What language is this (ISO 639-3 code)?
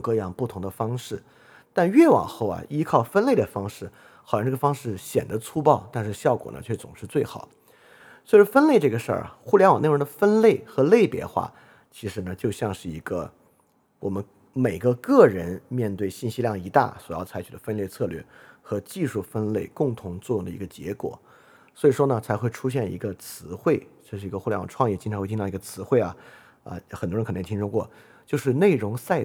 zho